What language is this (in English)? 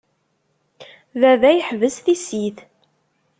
Kabyle